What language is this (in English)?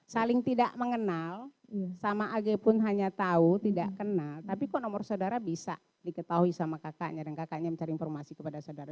Indonesian